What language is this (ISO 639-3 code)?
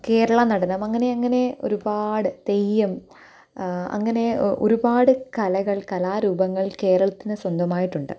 mal